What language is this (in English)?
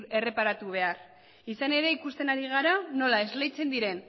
Basque